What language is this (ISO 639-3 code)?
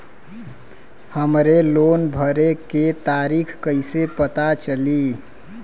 bho